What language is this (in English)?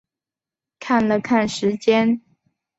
Chinese